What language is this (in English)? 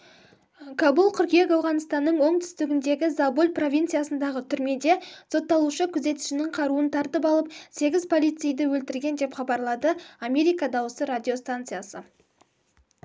Kazakh